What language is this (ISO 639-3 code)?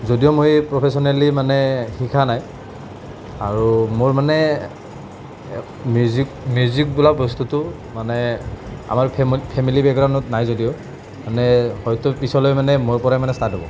asm